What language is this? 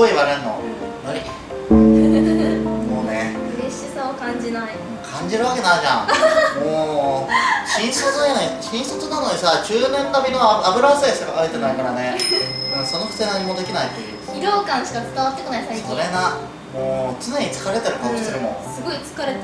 Japanese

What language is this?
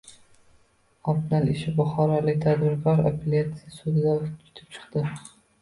Uzbek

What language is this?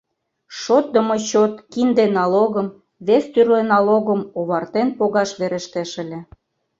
Mari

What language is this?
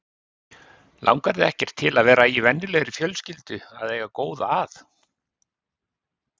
Icelandic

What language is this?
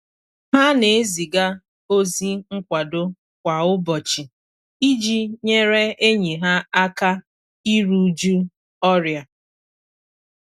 Igbo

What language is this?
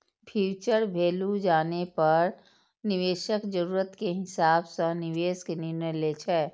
Maithili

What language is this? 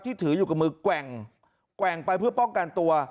Thai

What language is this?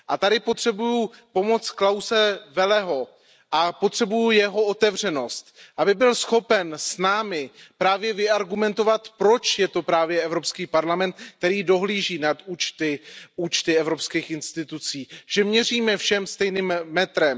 Czech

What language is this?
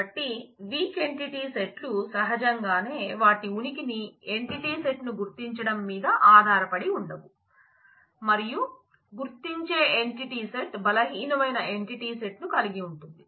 Telugu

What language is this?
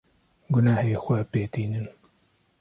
Kurdish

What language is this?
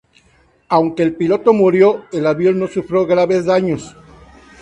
Spanish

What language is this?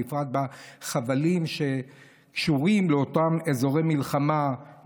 Hebrew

